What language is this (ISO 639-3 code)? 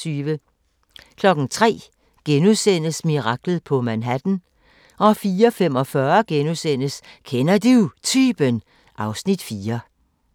dan